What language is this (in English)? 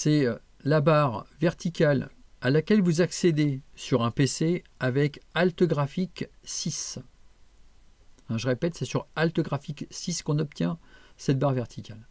French